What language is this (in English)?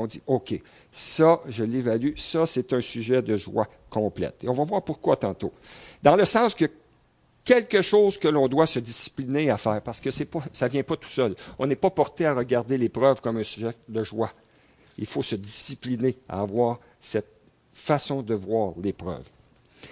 French